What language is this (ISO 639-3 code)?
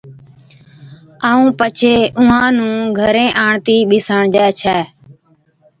odk